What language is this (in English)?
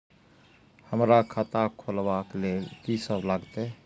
Maithili